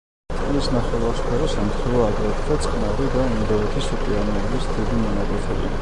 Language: Georgian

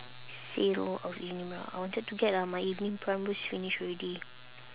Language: English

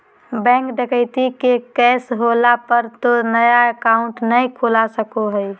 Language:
Magahi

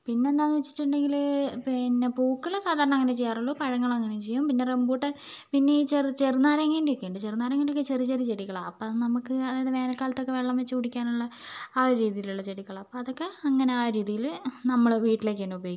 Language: Malayalam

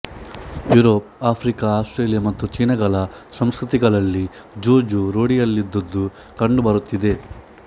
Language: Kannada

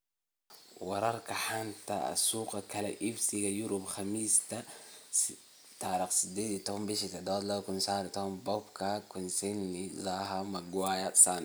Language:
Somali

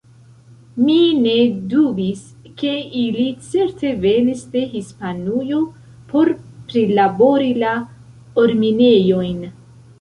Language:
Esperanto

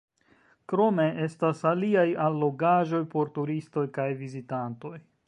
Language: Esperanto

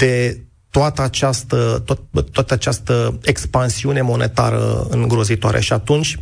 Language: Romanian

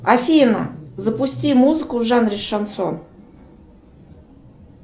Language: Russian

